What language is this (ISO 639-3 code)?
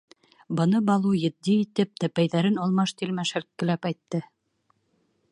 bak